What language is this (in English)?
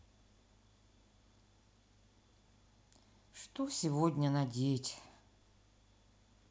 Russian